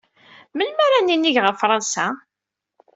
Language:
Kabyle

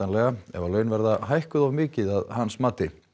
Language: Icelandic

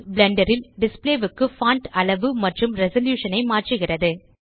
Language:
Tamil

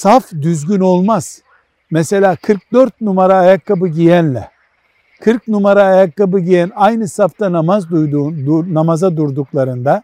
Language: Turkish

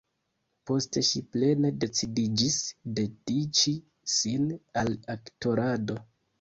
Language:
Esperanto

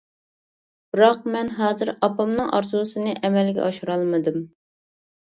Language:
Uyghur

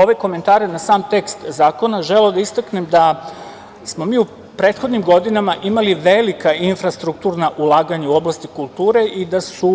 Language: Serbian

